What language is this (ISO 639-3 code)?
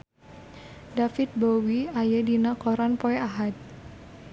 sun